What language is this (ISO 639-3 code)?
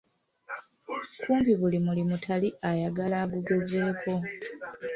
lug